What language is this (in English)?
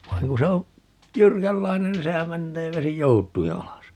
Finnish